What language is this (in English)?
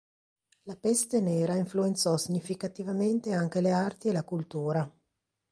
Italian